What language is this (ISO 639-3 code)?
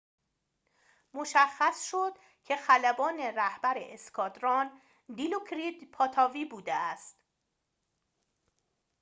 fas